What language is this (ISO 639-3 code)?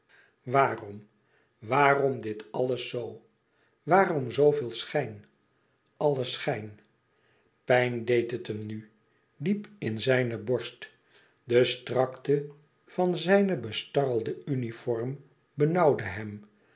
nld